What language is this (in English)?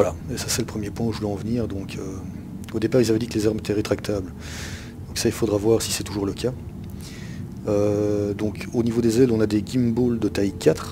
French